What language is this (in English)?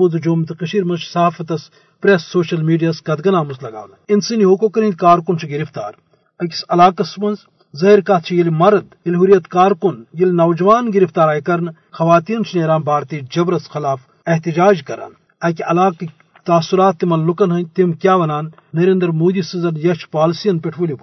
Urdu